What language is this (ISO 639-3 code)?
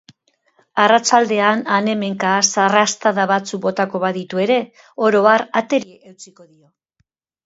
eus